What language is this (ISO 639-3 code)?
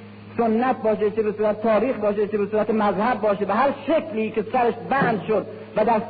fas